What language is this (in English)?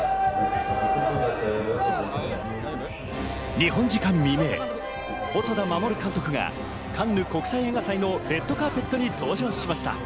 Japanese